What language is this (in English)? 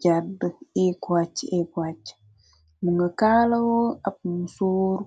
Wolof